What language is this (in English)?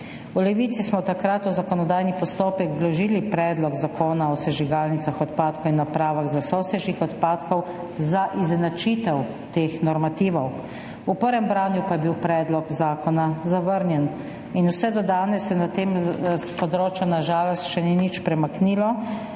Slovenian